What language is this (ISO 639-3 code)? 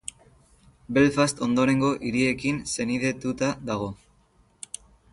eus